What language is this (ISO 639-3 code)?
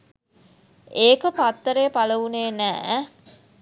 sin